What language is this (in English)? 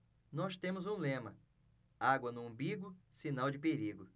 Portuguese